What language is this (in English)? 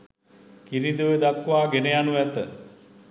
Sinhala